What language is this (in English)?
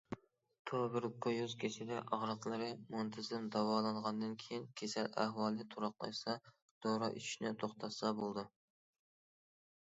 Uyghur